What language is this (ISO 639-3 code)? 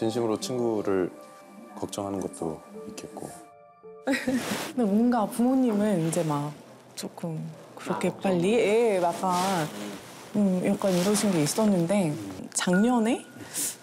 kor